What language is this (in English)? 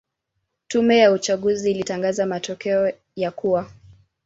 Swahili